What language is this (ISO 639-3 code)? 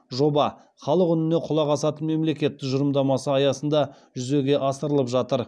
kaz